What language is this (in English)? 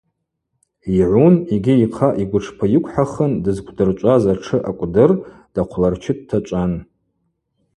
Abaza